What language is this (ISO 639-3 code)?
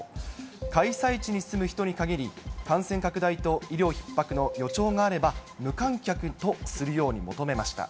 jpn